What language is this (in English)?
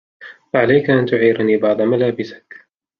Arabic